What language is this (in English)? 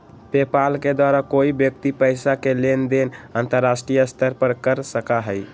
Magahi